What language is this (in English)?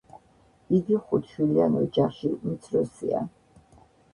Georgian